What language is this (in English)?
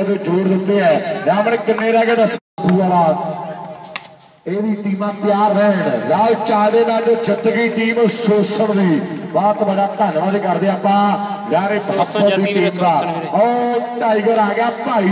Hindi